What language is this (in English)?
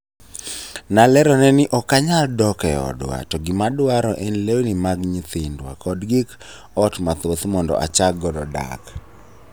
Luo (Kenya and Tanzania)